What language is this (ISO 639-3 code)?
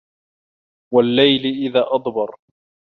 ara